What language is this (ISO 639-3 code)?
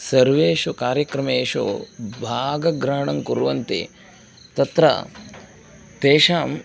san